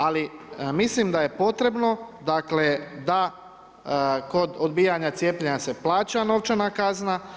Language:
Croatian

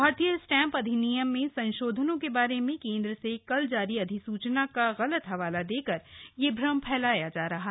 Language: Hindi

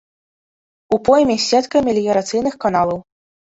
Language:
Belarusian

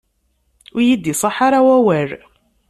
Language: Kabyle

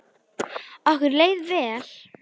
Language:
Icelandic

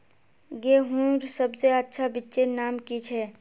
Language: Magahi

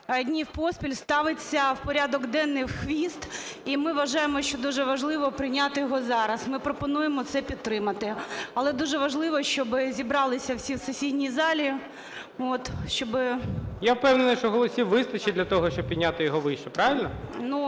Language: Ukrainian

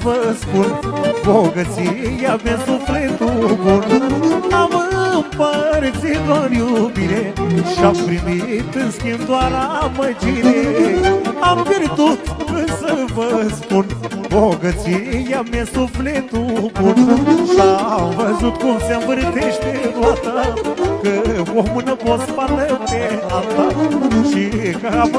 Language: Romanian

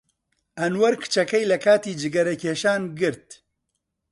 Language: Central Kurdish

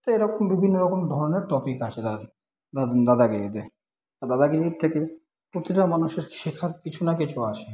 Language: Bangla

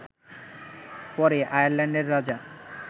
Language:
Bangla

